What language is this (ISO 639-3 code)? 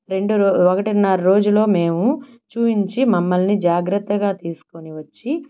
tel